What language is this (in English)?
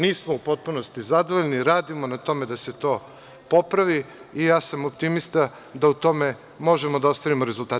Serbian